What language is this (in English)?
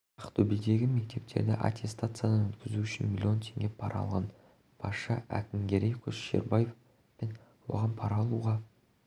Kazakh